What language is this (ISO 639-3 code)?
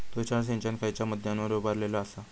mar